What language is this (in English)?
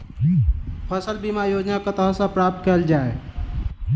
Maithili